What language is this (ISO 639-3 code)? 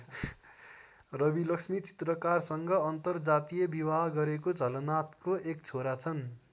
nep